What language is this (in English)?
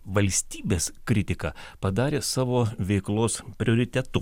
Lithuanian